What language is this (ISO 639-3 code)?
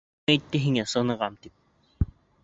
bak